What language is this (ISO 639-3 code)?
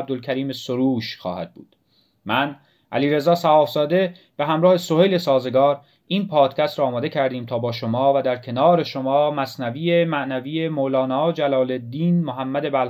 fas